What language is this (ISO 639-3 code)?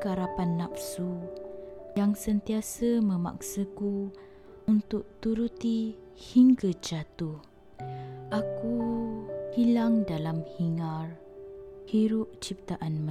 msa